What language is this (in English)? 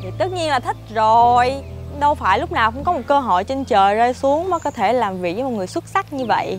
Vietnamese